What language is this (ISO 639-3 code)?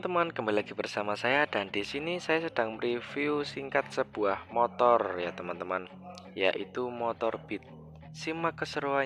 ind